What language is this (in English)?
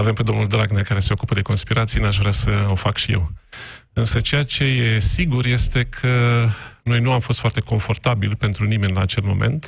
Romanian